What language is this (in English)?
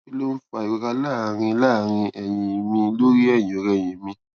Yoruba